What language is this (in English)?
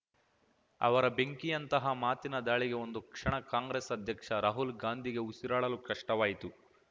Kannada